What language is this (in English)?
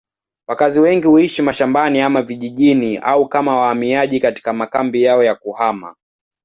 Swahili